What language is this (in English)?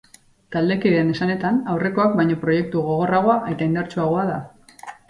Basque